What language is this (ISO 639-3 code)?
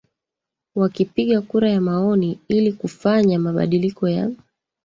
swa